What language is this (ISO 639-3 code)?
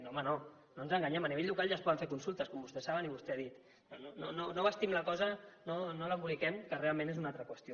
cat